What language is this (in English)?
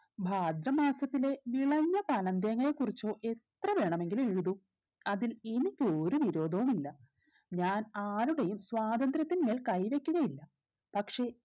Malayalam